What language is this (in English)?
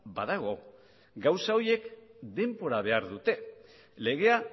Basque